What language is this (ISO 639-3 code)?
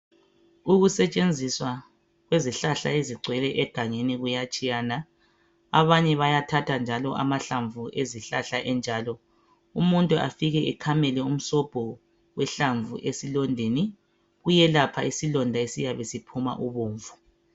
nde